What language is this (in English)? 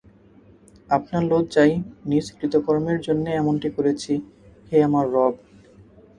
Bangla